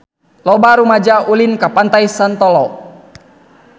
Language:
Sundanese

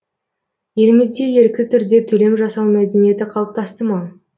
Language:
Kazakh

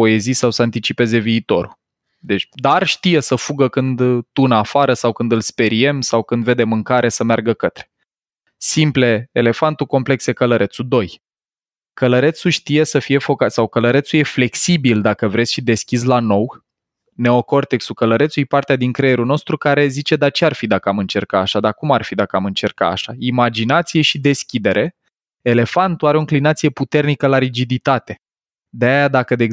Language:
Romanian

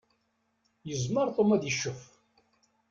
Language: Kabyle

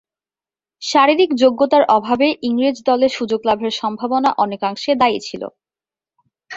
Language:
Bangla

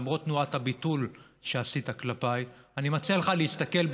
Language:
Hebrew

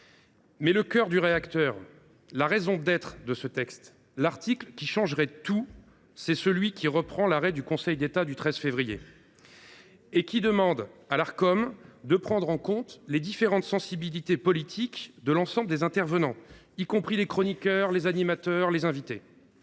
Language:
French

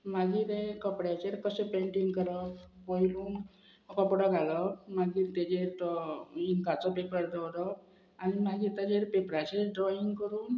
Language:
Konkani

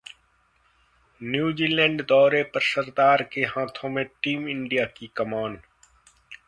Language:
Hindi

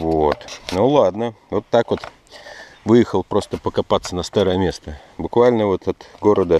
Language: Russian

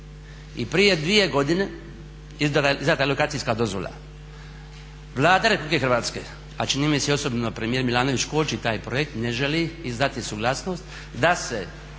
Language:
Croatian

